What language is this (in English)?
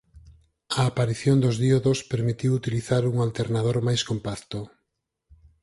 Galician